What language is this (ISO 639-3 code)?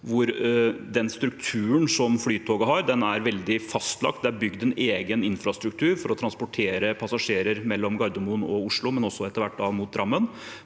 nor